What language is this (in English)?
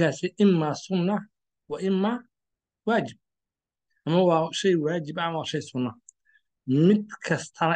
Arabic